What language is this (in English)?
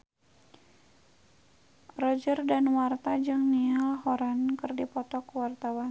Sundanese